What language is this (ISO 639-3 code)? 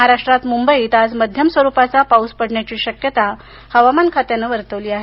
mar